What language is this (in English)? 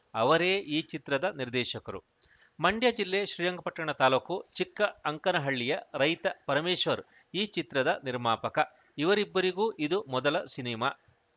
Kannada